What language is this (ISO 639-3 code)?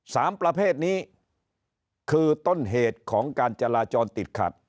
tha